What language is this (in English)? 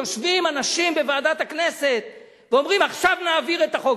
Hebrew